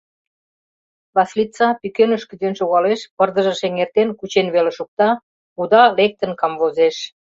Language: Mari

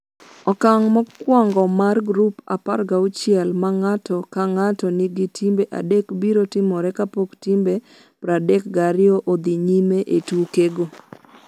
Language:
Luo (Kenya and Tanzania)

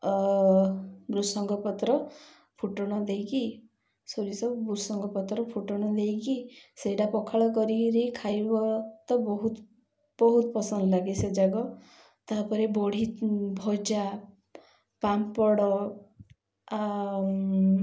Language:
Odia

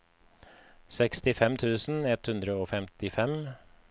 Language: Norwegian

